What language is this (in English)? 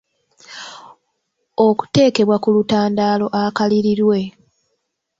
Ganda